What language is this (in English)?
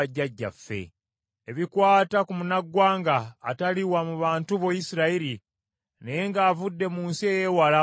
Ganda